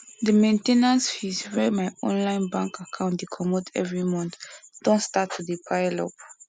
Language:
Nigerian Pidgin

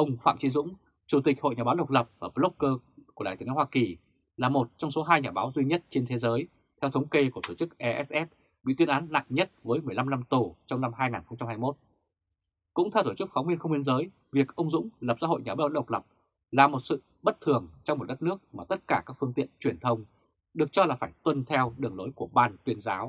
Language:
Vietnamese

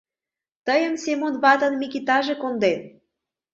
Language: Mari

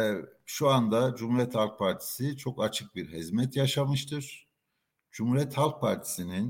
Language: Turkish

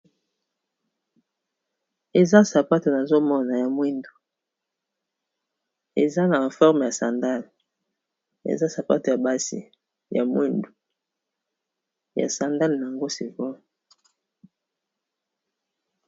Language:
Lingala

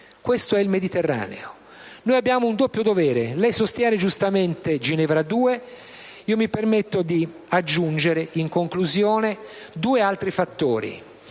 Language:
Italian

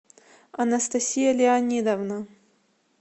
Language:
Russian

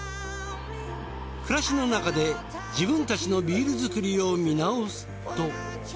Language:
Japanese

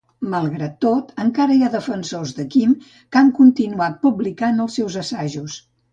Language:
Catalan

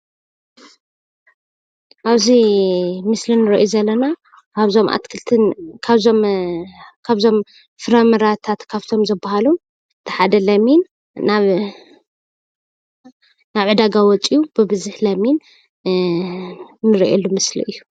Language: Tigrinya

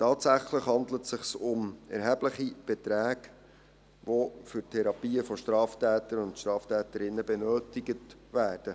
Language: Swiss German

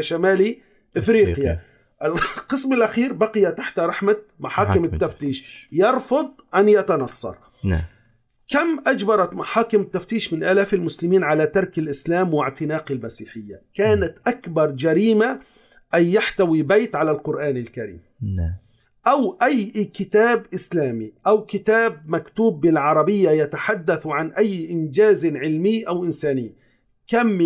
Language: Arabic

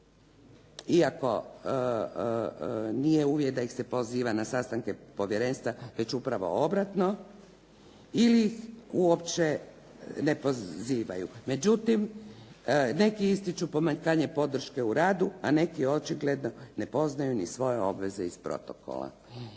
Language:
Croatian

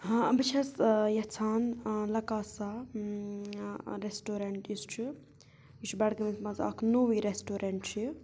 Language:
Kashmiri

